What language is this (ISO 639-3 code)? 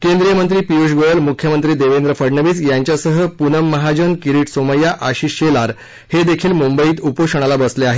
mar